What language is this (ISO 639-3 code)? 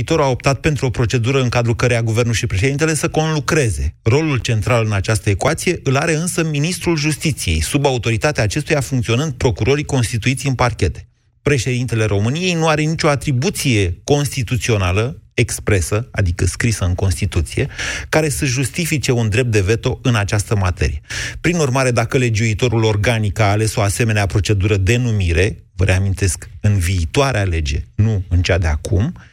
ron